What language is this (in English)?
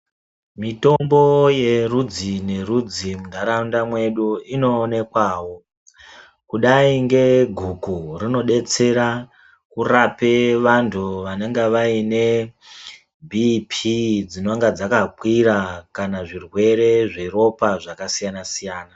Ndau